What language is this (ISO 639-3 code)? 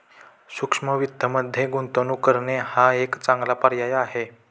mar